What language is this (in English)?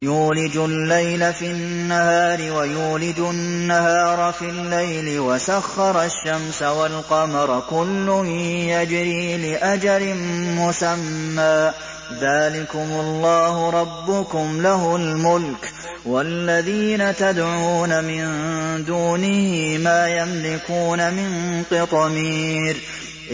Arabic